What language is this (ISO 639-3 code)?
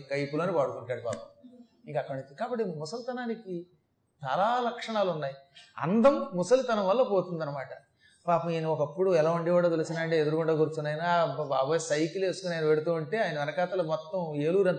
tel